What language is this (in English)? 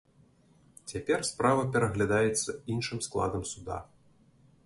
Belarusian